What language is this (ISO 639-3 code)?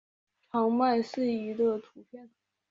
zho